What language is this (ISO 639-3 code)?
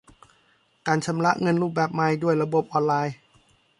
tha